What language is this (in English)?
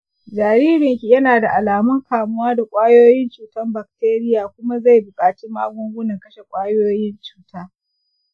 Hausa